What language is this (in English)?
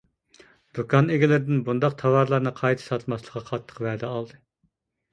Uyghur